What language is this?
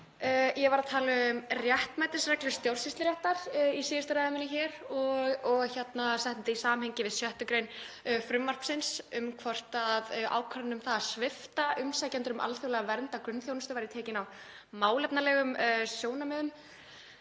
Icelandic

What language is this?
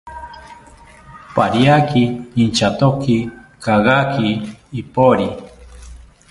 South Ucayali Ashéninka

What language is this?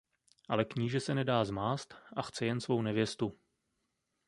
Czech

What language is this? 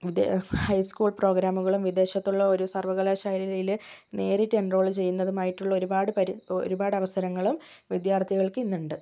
Malayalam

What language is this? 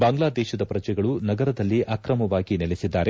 Kannada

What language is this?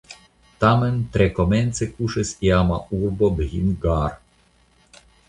Esperanto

